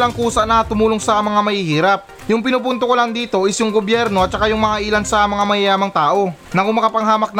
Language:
Filipino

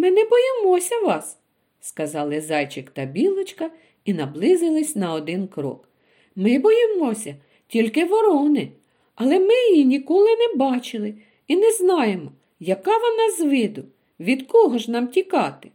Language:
Ukrainian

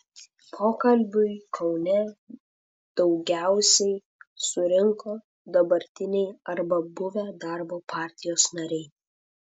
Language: Lithuanian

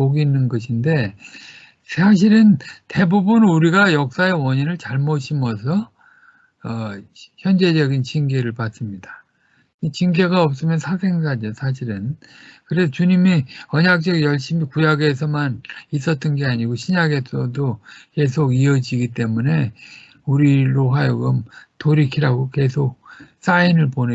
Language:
Korean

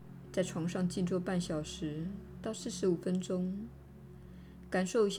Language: Chinese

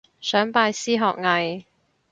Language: Cantonese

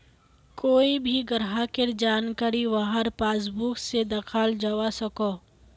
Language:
Magahi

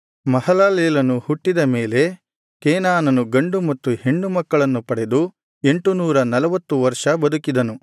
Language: Kannada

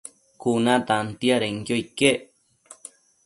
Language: Matsés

